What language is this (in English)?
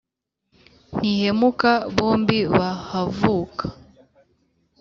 Kinyarwanda